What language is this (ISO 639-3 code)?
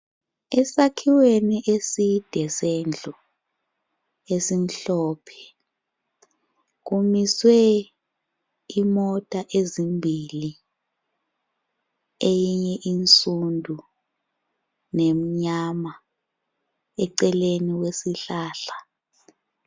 nde